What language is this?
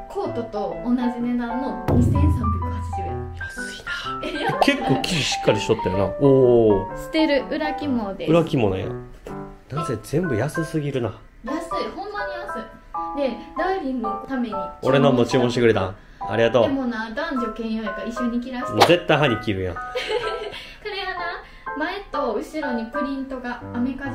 Japanese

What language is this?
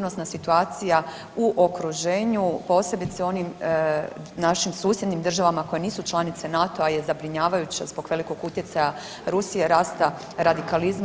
Croatian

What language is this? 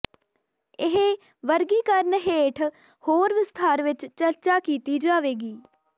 Punjabi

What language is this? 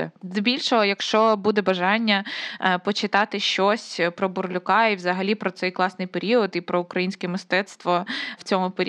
Ukrainian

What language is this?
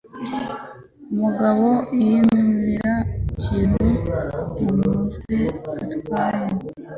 Kinyarwanda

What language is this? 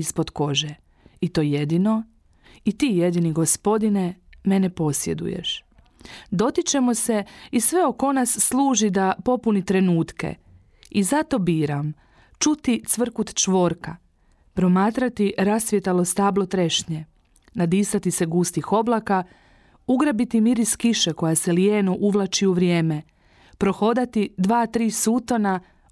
Croatian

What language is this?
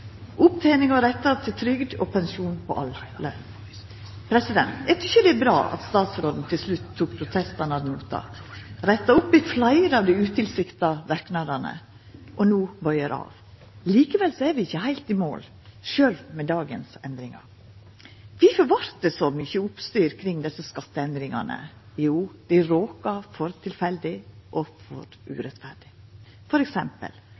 Norwegian Nynorsk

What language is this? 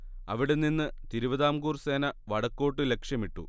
Malayalam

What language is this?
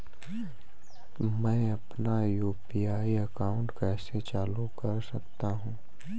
Hindi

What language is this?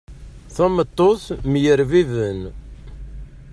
Kabyle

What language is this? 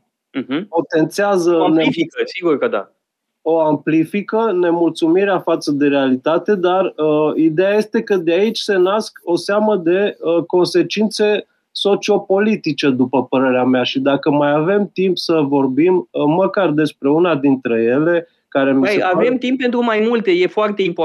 Romanian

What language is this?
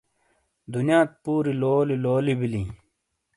Shina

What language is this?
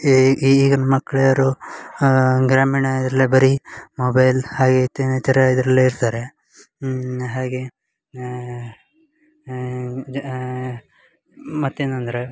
Kannada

